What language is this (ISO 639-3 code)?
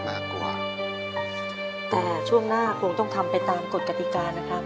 tha